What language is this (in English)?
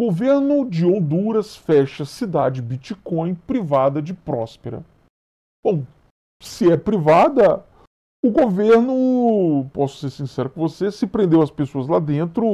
Portuguese